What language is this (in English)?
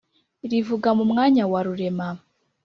Kinyarwanda